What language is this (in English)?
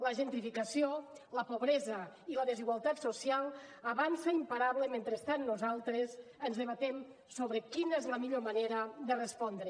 Catalan